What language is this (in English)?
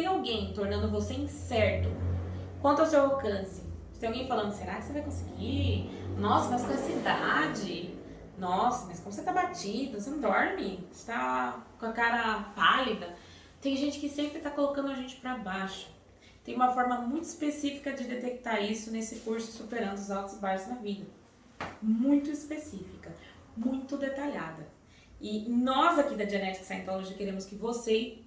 Portuguese